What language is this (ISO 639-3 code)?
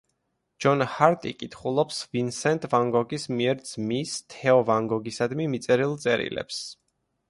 kat